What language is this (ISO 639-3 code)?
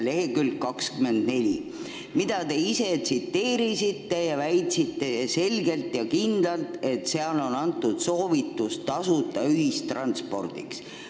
est